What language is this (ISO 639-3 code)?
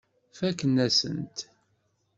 kab